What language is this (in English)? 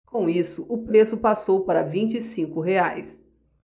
Portuguese